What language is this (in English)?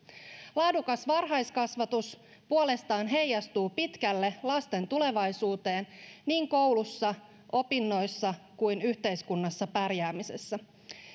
Finnish